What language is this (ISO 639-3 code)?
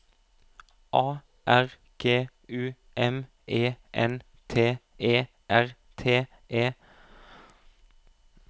nor